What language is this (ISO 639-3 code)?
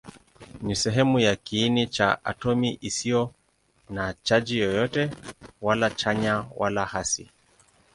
swa